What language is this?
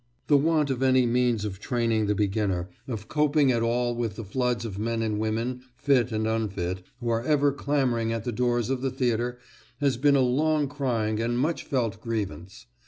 English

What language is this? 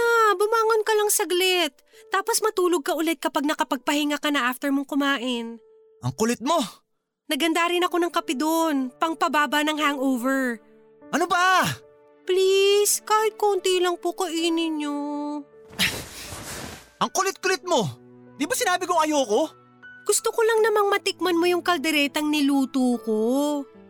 Filipino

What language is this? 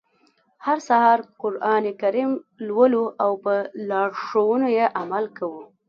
Pashto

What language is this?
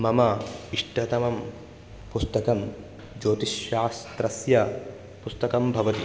Sanskrit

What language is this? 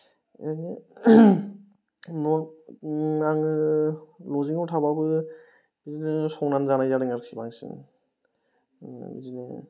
Bodo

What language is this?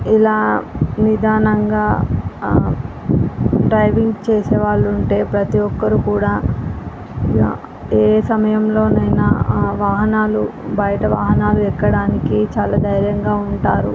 Telugu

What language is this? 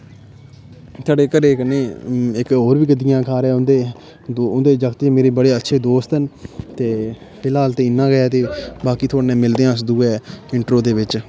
Dogri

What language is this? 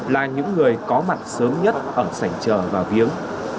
Vietnamese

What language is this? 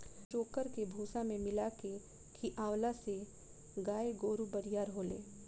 Bhojpuri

